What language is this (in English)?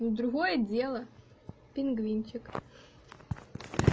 Russian